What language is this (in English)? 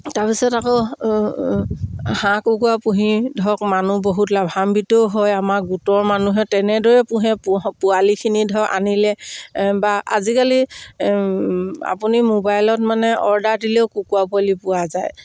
Assamese